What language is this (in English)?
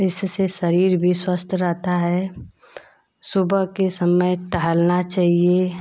Hindi